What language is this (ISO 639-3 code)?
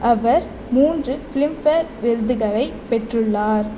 tam